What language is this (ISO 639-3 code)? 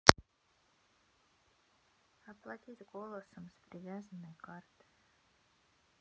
rus